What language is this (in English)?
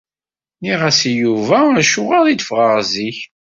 Kabyle